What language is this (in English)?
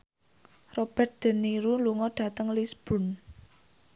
Javanese